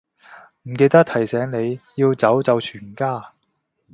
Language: Cantonese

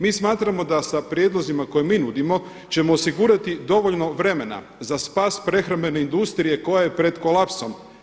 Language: Croatian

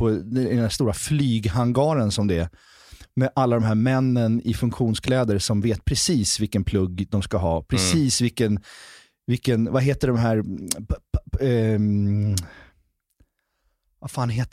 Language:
Swedish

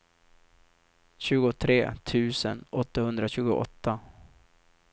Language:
Swedish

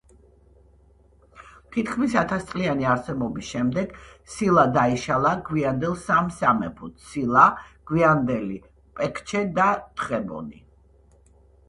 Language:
Georgian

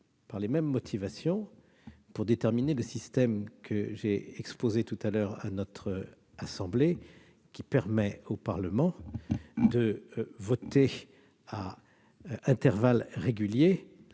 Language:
French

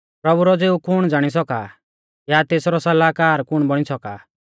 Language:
Mahasu Pahari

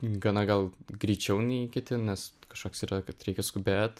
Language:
Lithuanian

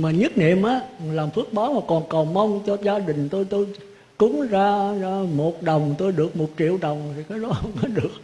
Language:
Vietnamese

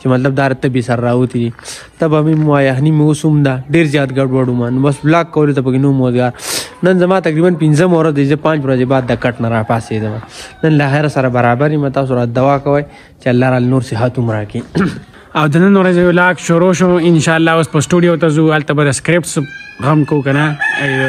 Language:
Filipino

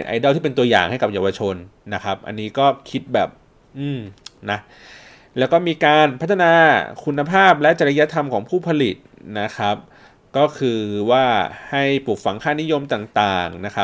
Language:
Thai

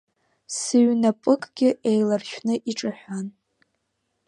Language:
Abkhazian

